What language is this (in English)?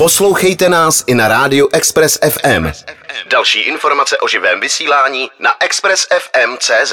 Czech